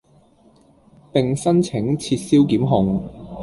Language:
Cantonese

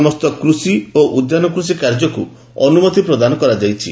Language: Odia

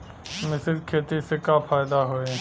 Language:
Bhojpuri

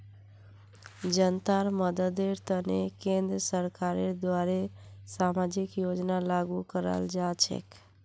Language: Magahi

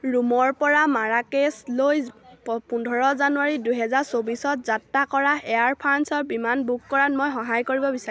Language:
Assamese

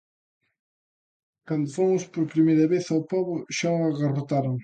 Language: Galician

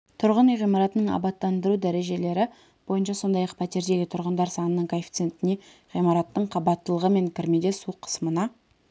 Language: Kazakh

